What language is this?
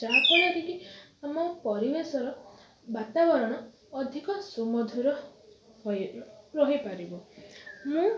Odia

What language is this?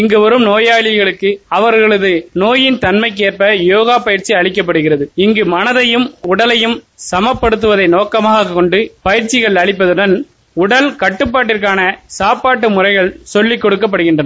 Tamil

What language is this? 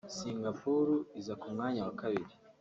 Kinyarwanda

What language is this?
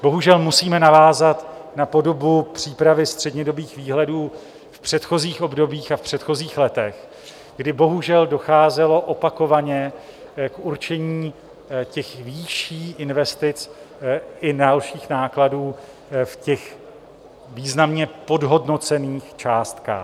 Czech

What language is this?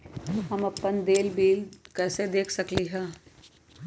Magahi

